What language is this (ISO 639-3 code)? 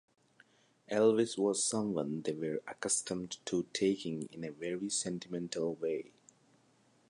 eng